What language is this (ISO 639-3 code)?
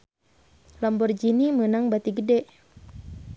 sun